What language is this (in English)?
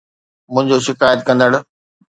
Sindhi